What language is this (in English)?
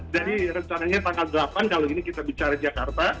Indonesian